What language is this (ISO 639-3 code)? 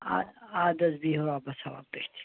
kas